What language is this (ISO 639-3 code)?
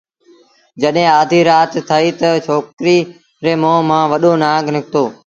sbn